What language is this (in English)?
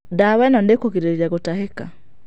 Kikuyu